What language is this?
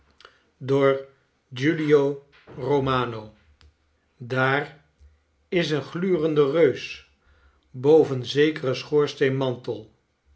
Dutch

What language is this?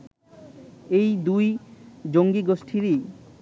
Bangla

